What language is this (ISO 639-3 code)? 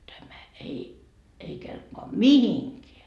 fin